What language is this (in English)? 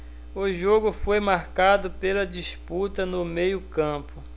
Portuguese